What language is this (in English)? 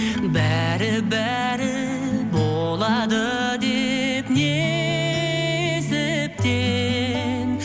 Kazakh